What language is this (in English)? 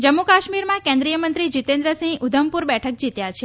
Gujarati